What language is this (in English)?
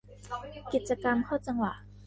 Thai